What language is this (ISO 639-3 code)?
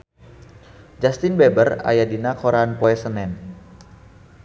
sun